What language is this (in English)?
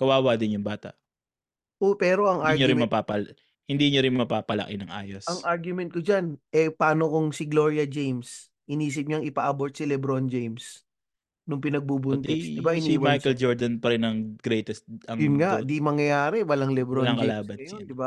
Filipino